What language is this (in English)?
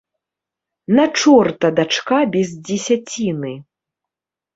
Belarusian